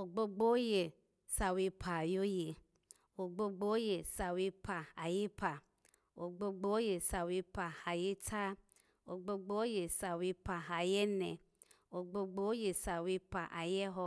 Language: Alago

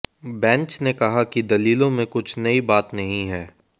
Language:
Hindi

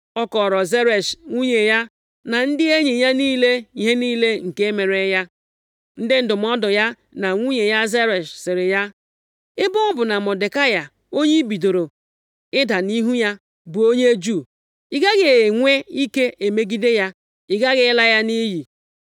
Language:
Igbo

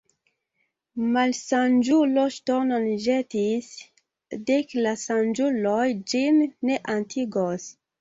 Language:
Esperanto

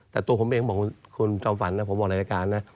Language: Thai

